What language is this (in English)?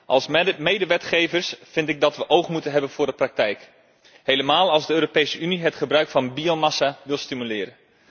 Dutch